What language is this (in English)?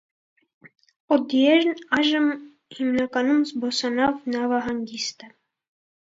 Armenian